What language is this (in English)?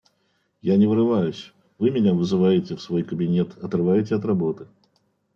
Russian